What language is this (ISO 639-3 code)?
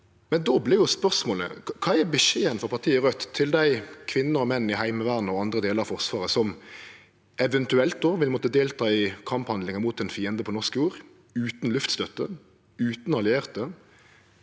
nor